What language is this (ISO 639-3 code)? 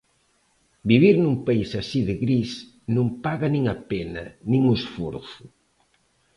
glg